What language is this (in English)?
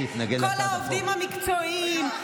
Hebrew